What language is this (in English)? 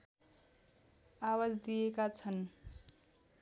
Nepali